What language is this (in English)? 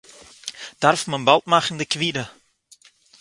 Yiddish